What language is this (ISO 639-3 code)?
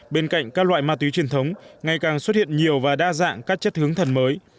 vie